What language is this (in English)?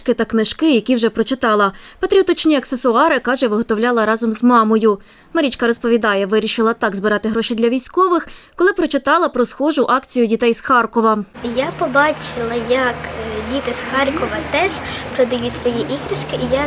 Ukrainian